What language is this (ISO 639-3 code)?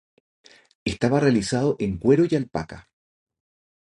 spa